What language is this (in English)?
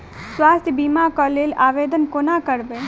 Maithili